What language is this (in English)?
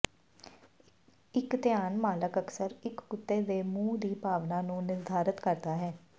Punjabi